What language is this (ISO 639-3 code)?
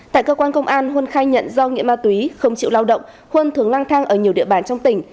vie